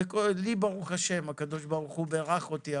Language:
Hebrew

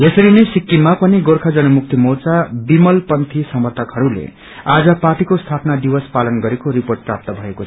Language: Nepali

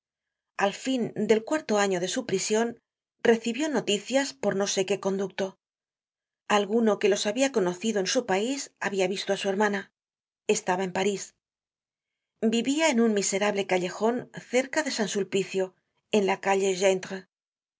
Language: Spanish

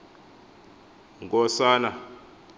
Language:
Xhosa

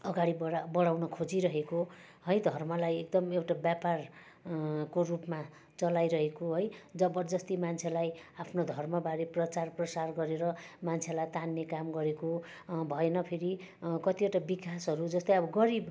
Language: Nepali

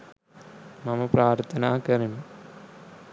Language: Sinhala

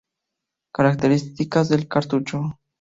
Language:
Spanish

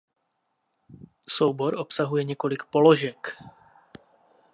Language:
Czech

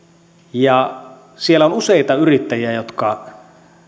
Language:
Finnish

